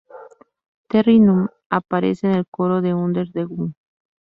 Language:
Spanish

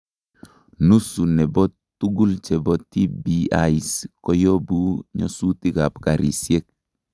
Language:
Kalenjin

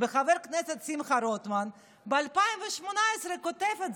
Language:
Hebrew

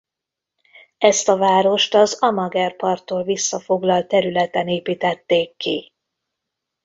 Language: Hungarian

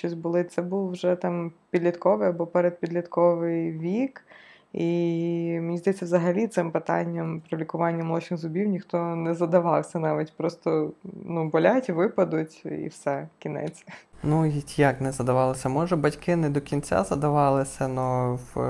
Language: Ukrainian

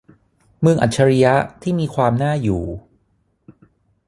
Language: Thai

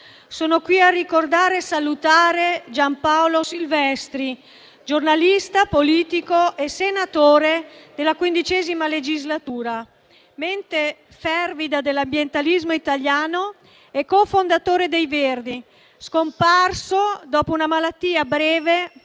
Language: Italian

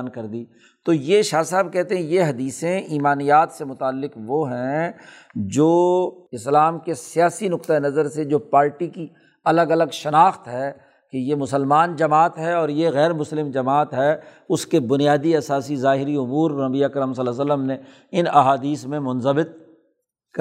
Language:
Urdu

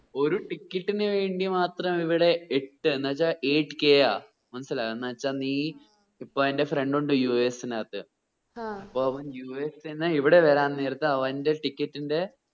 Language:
Malayalam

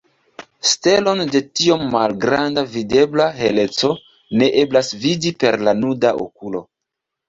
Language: Esperanto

